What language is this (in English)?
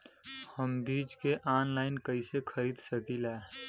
Bhojpuri